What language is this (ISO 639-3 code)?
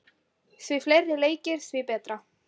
isl